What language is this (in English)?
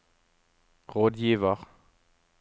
Norwegian